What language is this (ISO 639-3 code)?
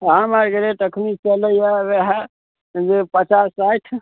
mai